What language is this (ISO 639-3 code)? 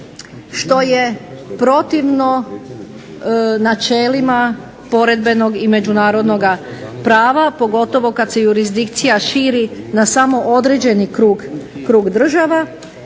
hrv